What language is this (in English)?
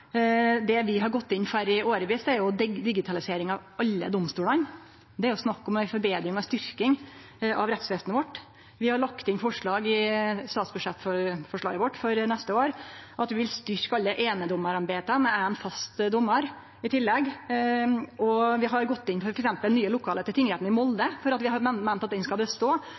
Norwegian Nynorsk